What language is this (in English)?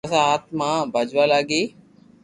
Loarki